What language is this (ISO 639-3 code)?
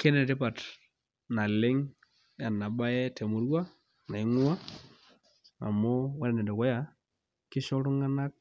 mas